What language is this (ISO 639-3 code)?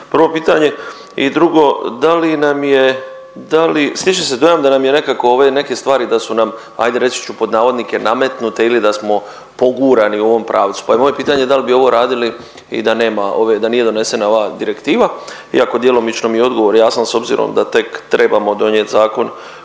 hrv